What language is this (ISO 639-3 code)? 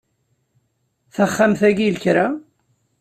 kab